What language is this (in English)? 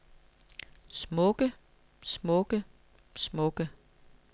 Danish